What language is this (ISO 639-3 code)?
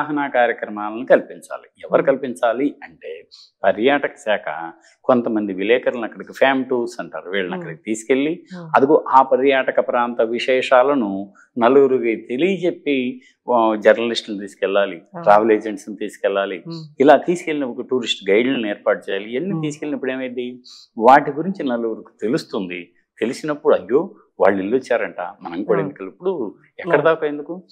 tel